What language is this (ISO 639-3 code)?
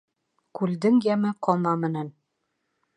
bak